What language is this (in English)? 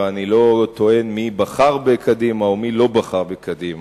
Hebrew